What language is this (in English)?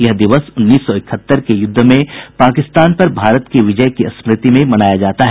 Hindi